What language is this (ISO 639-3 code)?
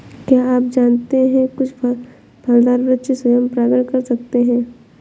hin